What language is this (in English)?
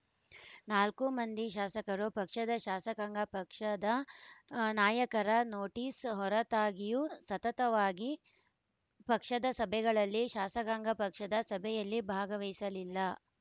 Kannada